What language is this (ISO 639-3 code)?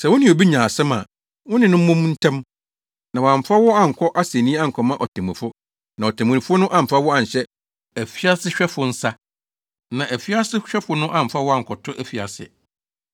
aka